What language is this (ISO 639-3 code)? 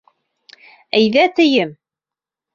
bak